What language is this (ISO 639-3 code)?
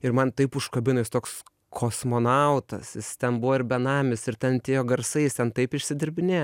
lit